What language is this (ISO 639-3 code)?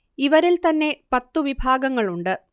mal